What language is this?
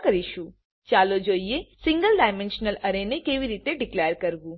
Gujarati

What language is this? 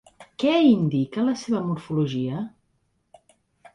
Catalan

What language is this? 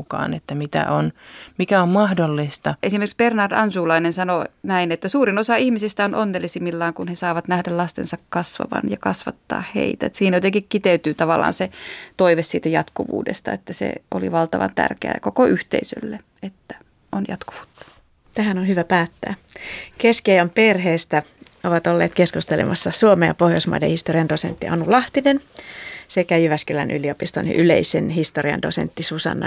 Finnish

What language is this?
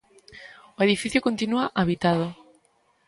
Galician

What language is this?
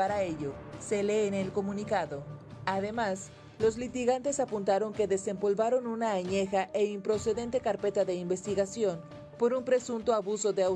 Spanish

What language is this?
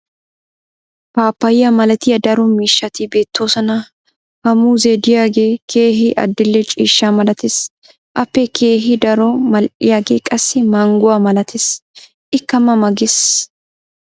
Wolaytta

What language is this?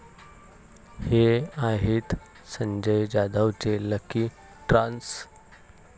Marathi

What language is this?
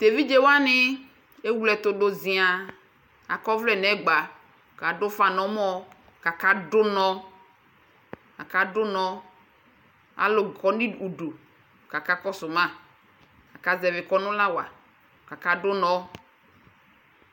Ikposo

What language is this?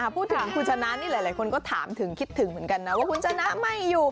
Thai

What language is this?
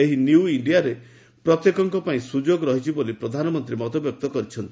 Odia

